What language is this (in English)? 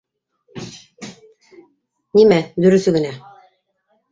Bashkir